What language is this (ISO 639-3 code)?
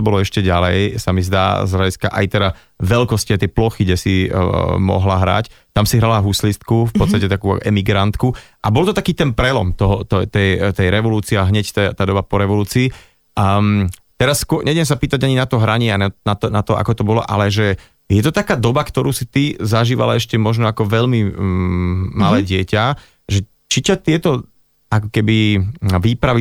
slk